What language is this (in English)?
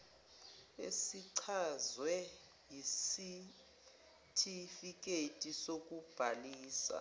Zulu